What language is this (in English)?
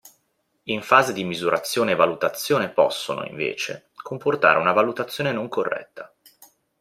Italian